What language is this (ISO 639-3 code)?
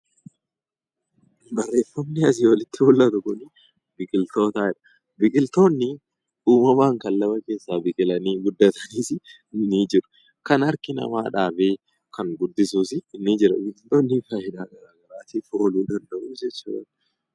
orm